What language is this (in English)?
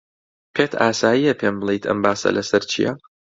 Central Kurdish